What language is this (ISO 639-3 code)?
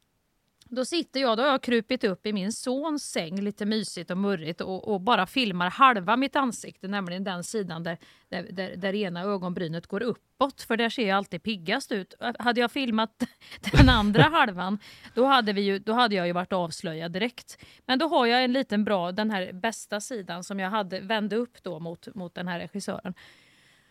swe